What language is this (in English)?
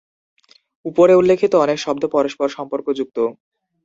Bangla